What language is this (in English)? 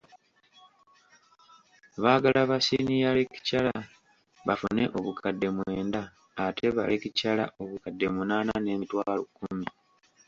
Ganda